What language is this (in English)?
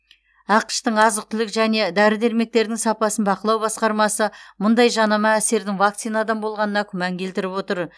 Kazakh